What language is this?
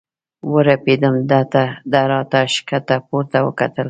Pashto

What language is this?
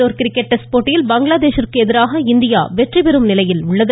Tamil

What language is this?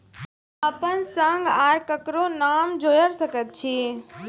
Maithili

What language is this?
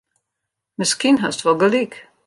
Western Frisian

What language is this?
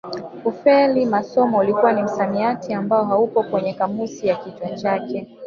Swahili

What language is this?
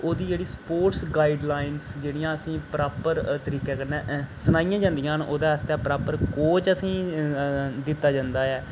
Dogri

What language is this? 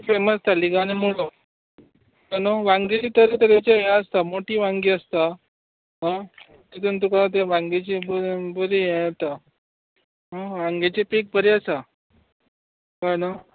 Konkani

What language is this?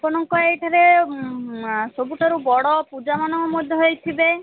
Odia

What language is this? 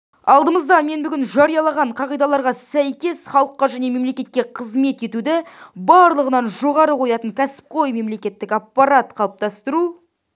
Kazakh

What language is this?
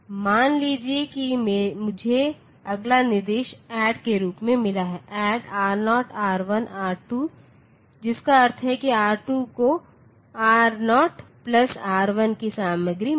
Hindi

